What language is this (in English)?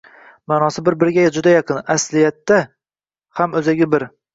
Uzbek